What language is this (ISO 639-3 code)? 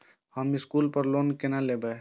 mai